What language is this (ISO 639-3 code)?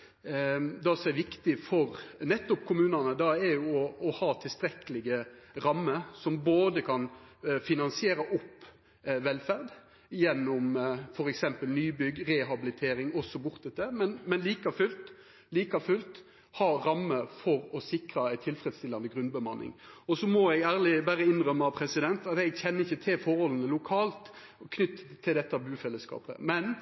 nno